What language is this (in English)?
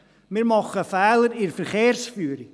Swiss German